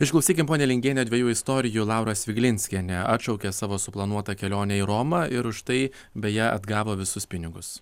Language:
Lithuanian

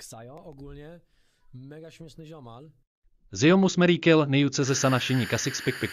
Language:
Polish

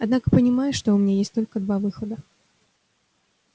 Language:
Russian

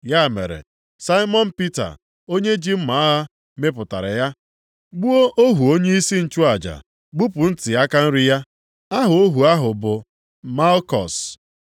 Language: Igbo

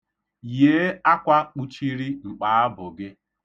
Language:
Igbo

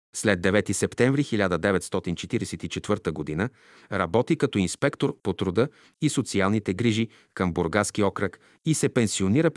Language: Bulgarian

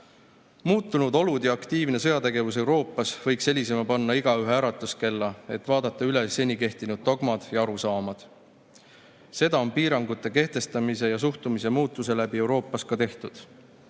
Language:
Estonian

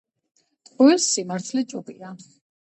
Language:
Georgian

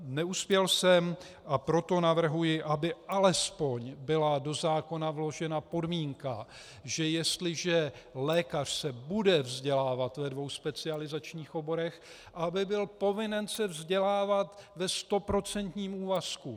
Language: Czech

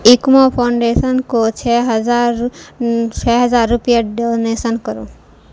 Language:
Urdu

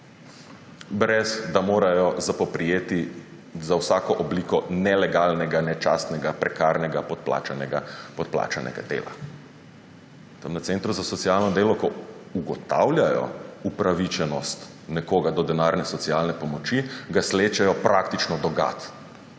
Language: Slovenian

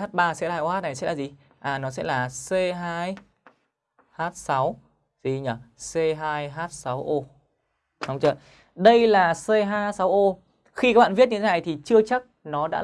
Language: Vietnamese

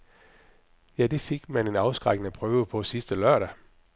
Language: Danish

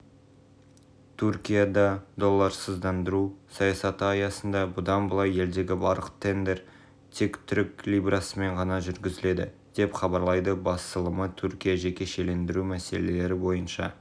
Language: Kazakh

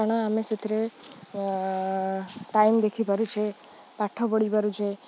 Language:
Odia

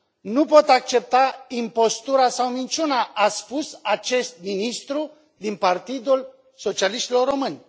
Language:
Romanian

